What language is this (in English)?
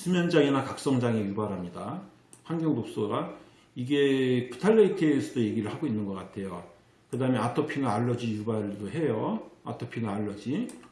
Korean